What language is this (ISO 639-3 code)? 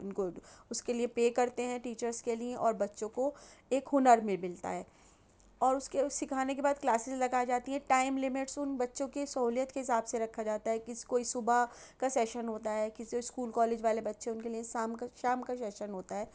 urd